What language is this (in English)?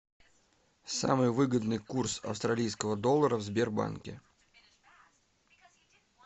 Russian